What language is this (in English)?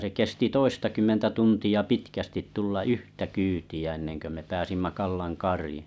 Finnish